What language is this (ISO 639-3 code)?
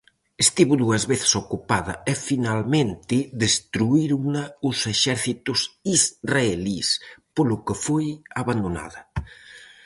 glg